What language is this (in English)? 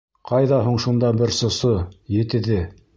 Bashkir